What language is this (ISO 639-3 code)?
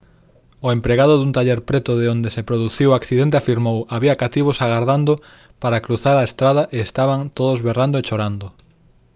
glg